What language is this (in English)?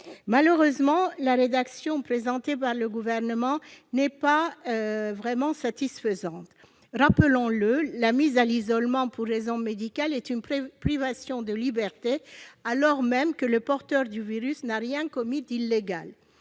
French